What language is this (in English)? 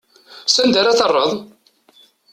Kabyle